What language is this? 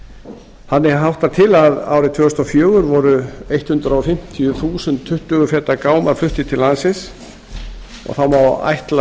Icelandic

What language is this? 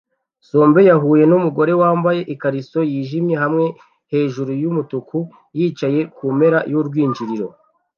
Kinyarwanda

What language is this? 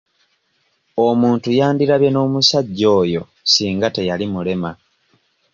Ganda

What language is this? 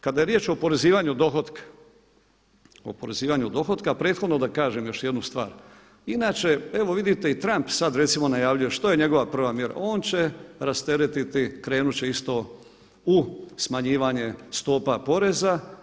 Croatian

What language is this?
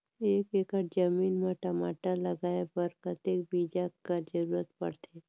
Chhattisgarhi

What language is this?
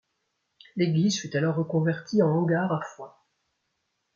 French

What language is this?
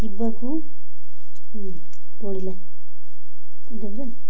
Odia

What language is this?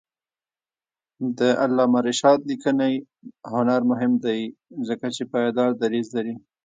Pashto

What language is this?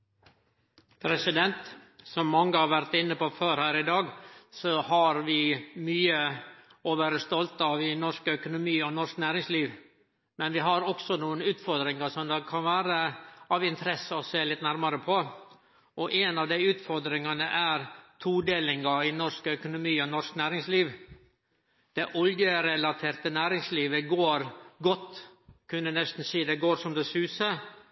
Norwegian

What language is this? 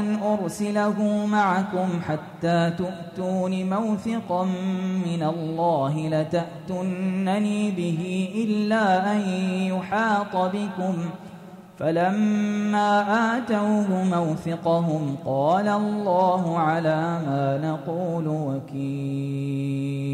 Arabic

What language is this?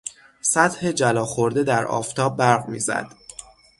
Persian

